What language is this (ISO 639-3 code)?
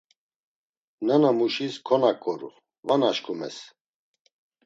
lzz